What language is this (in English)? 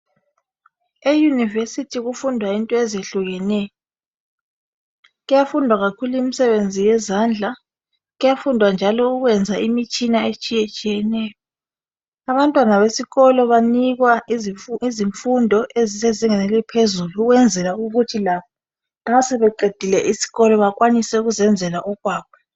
North Ndebele